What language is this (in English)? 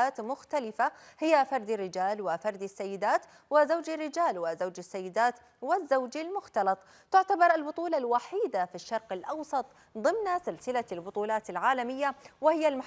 Arabic